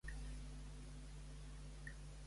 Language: Catalan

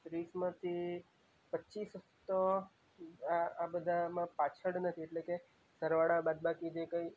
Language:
Gujarati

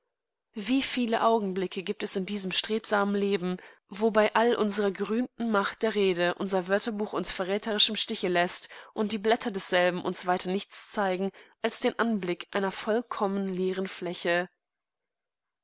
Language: German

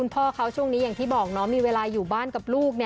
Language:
Thai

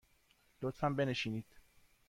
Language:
Persian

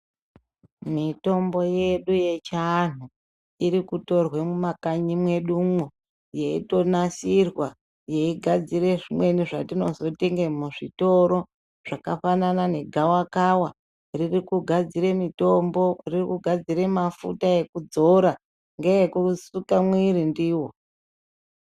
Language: Ndau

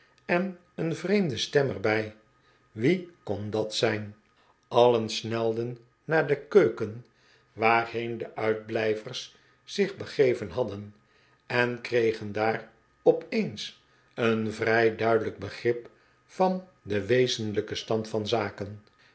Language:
Dutch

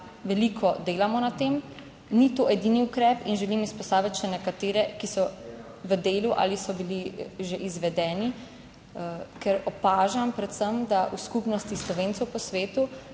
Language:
Slovenian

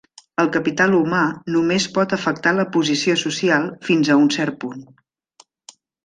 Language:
Catalan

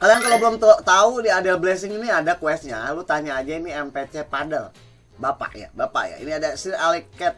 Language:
Indonesian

